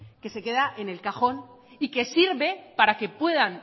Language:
Spanish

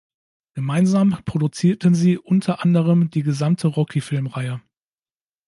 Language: German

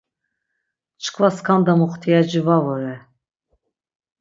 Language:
Laz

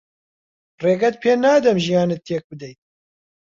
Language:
Central Kurdish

